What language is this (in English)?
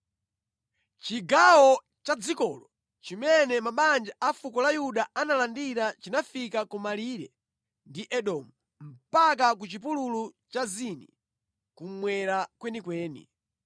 Nyanja